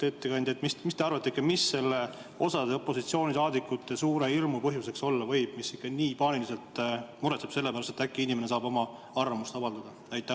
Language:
Estonian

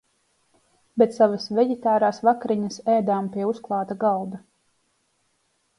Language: Latvian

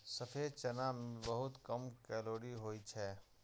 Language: Maithili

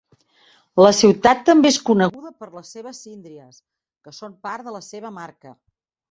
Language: Catalan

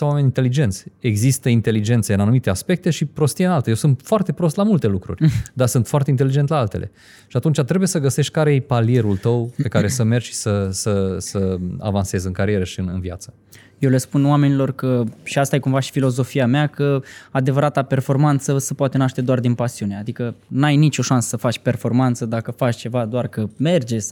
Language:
Romanian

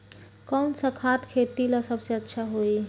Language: Magahi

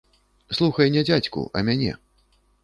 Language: Belarusian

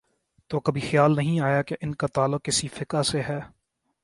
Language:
Urdu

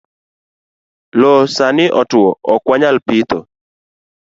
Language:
Luo (Kenya and Tanzania)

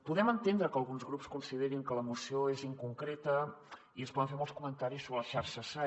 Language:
Catalan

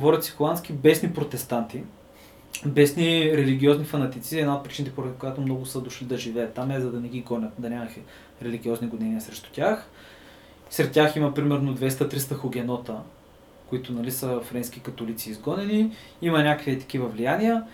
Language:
Bulgarian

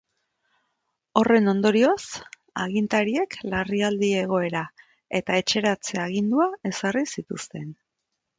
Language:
Basque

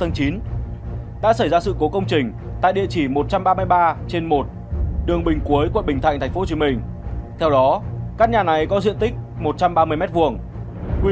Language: Vietnamese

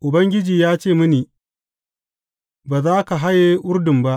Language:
Hausa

